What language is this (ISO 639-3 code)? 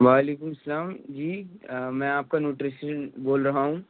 urd